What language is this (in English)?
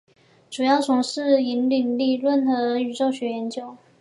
Chinese